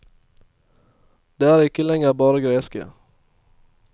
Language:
Norwegian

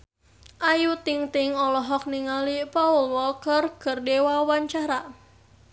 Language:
Sundanese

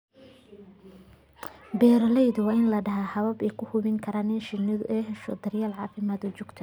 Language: Somali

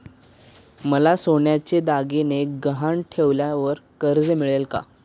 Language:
Marathi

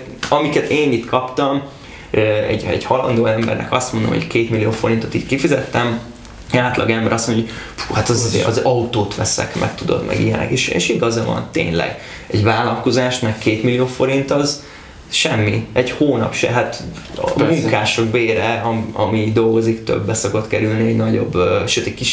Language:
Hungarian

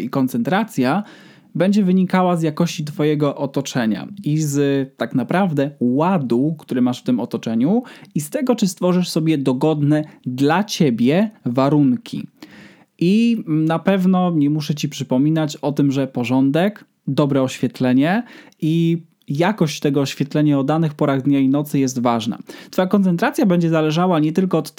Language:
Polish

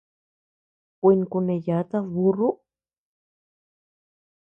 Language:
Tepeuxila Cuicatec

